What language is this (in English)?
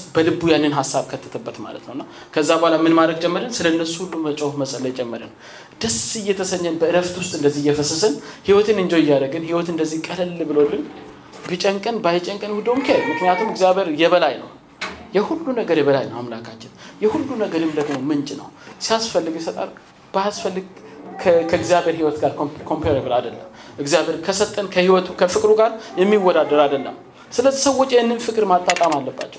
Amharic